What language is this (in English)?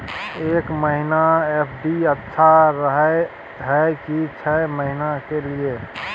Maithili